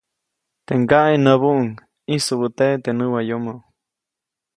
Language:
Copainalá Zoque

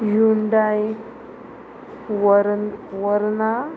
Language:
Konkani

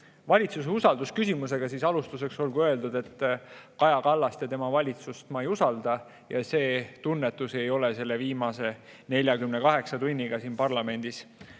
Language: Estonian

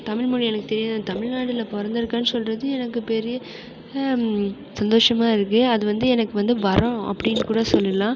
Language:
Tamil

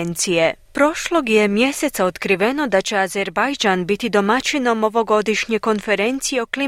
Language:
Croatian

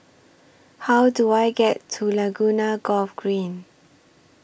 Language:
English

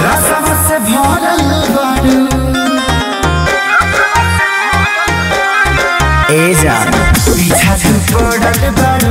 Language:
Hindi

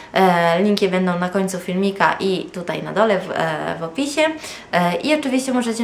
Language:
Polish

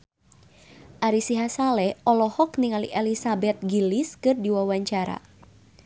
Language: Sundanese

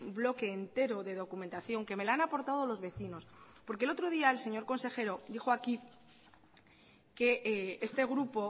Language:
Spanish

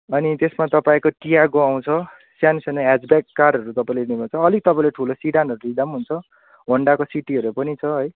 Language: Nepali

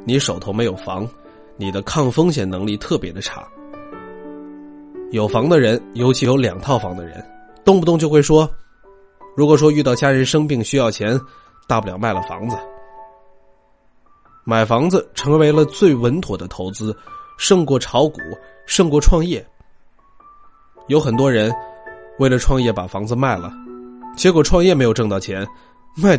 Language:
Chinese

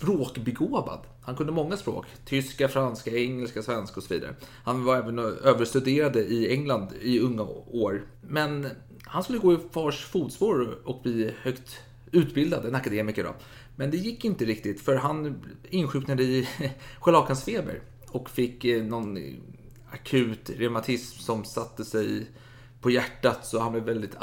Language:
Swedish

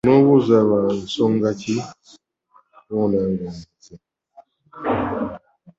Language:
Ganda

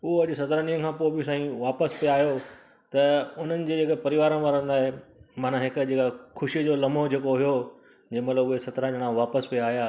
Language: Sindhi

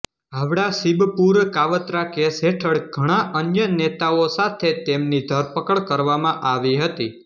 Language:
Gujarati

